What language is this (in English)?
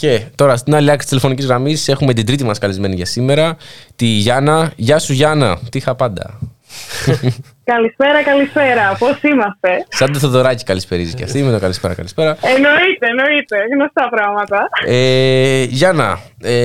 Greek